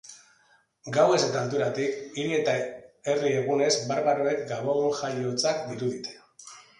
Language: Basque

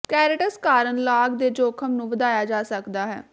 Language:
Punjabi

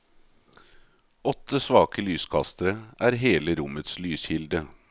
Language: Norwegian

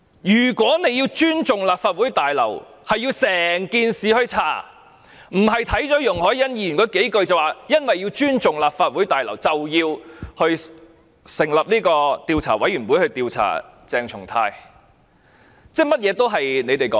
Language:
Cantonese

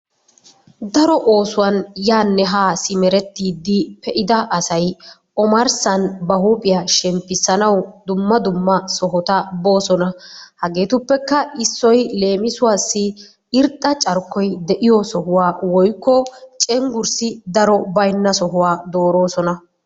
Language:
Wolaytta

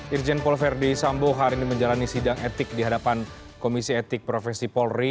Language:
Indonesian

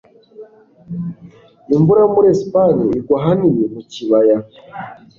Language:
Kinyarwanda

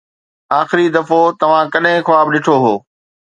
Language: Sindhi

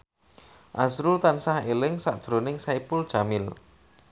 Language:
Javanese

